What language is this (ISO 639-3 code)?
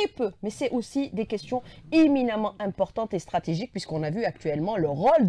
fra